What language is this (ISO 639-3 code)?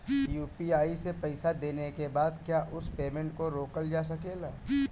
bho